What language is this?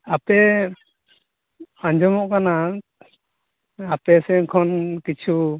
Santali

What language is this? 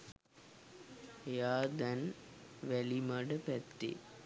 Sinhala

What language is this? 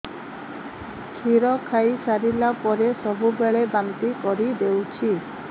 Odia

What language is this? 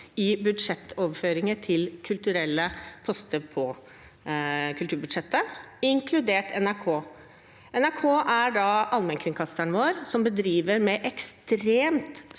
Norwegian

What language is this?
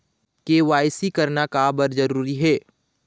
Chhattisgarhi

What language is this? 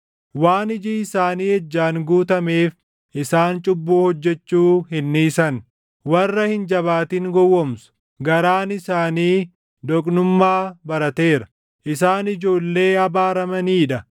Oromo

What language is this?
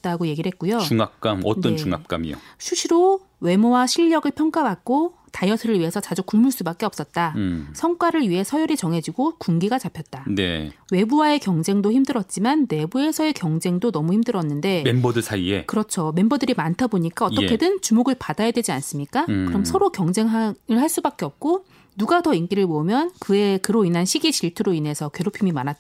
Korean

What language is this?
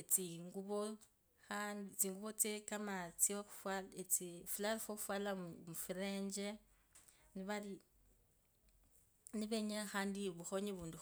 Kabras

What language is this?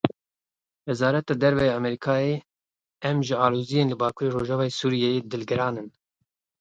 Kurdish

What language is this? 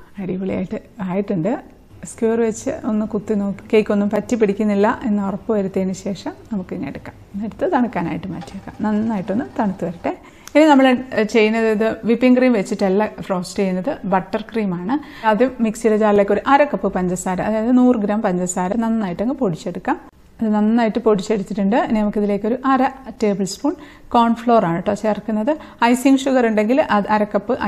Malayalam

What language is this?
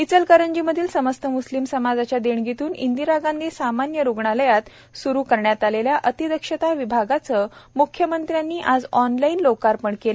Marathi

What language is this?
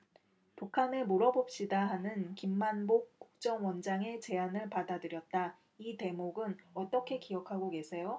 Korean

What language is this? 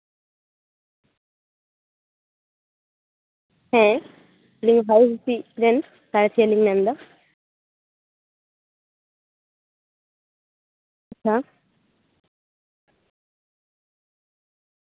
Santali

